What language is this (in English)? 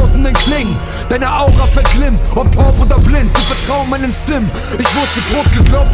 German